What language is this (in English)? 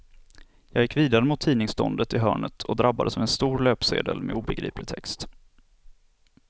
Swedish